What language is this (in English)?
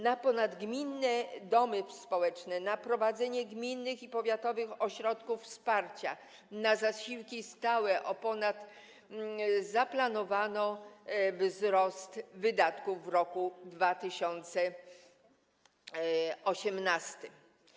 Polish